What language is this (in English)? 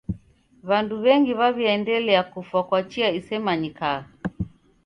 Taita